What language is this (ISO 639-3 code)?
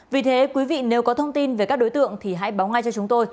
vie